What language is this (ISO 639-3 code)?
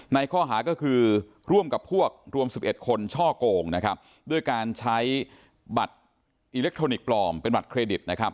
tha